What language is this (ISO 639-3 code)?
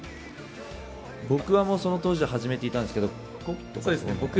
jpn